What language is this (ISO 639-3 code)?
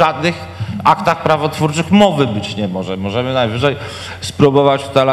pol